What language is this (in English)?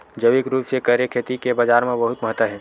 Chhattisgarhi